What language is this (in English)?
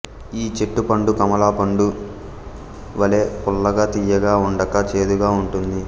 Telugu